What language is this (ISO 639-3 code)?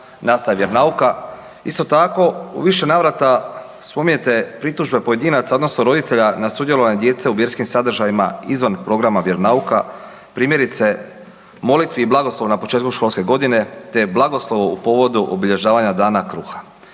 hrv